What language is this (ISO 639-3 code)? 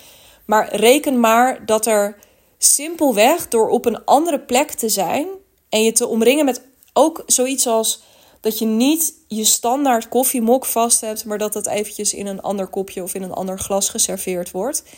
nld